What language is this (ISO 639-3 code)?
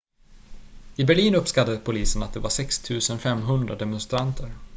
swe